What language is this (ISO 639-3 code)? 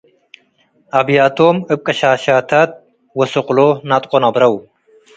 tig